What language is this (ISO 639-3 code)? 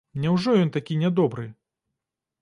bel